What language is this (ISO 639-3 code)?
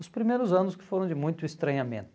por